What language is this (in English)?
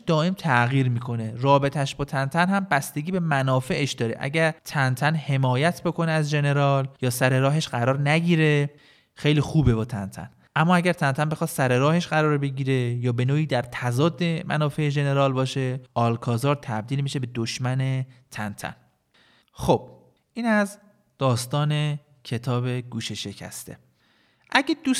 Persian